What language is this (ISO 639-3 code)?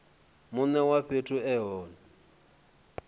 ven